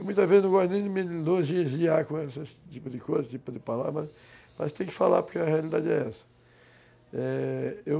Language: Portuguese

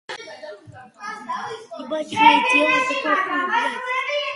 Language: Georgian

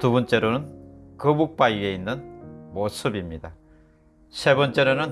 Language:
Korean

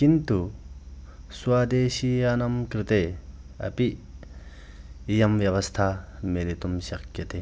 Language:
Sanskrit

